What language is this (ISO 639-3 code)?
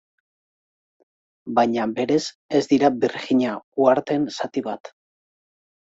eus